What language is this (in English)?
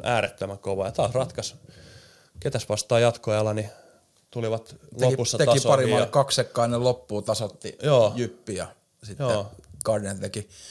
Finnish